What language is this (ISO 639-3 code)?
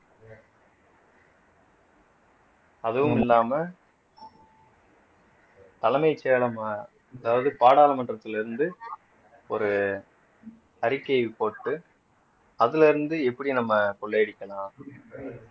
tam